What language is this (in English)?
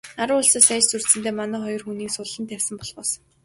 Mongolian